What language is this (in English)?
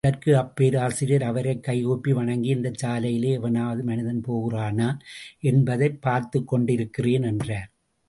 Tamil